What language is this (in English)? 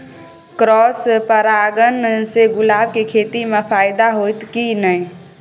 Maithili